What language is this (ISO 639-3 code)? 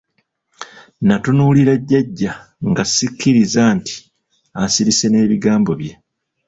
lug